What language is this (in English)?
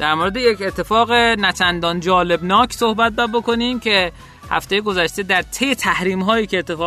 Persian